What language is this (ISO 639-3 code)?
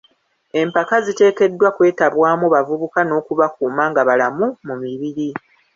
lug